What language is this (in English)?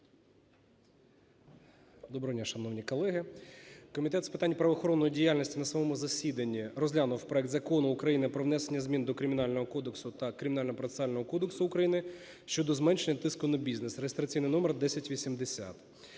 Ukrainian